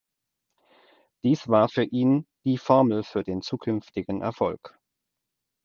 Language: German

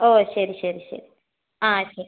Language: Malayalam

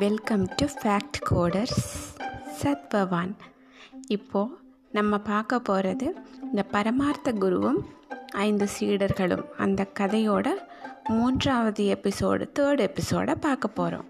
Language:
Tamil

